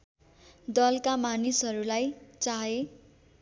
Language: Nepali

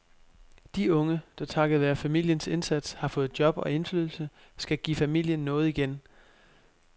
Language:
Danish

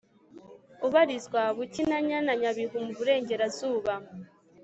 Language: Kinyarwanda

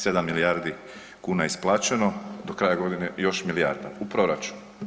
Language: Croatian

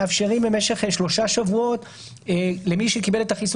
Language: Hebrew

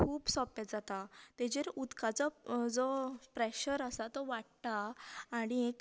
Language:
Konkani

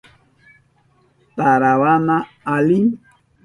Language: Southern Pastaza Quechua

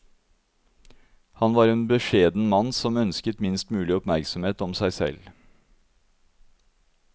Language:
Norwegian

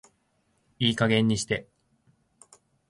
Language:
Japanese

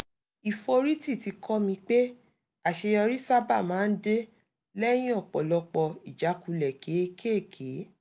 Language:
Yoruba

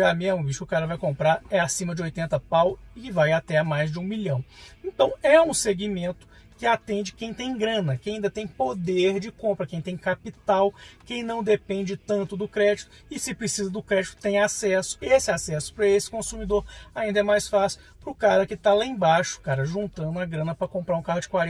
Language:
Portuguese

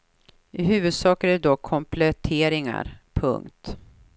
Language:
Swedish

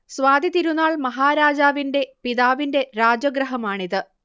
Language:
Malayalam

